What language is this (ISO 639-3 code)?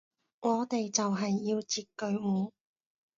yue